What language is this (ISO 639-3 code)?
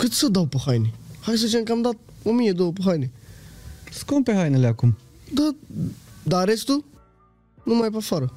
ron